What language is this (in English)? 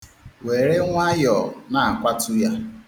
Igbo